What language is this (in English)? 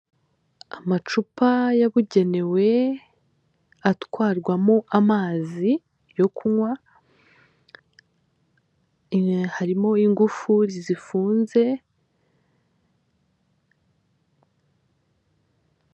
Kinyarwanda